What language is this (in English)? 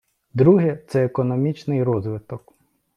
Ukrainian